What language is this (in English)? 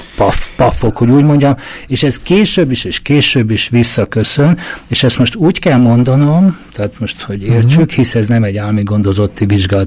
Hungarian